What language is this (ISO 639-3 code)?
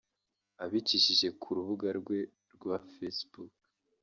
kin